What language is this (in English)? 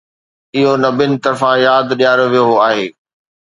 Sindhi